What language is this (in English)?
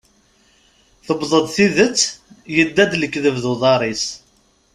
Kabyle